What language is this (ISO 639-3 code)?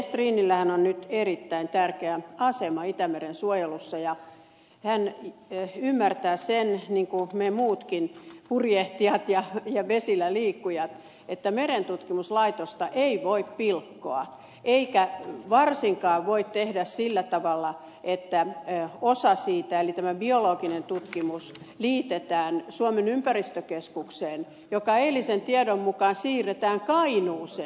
fin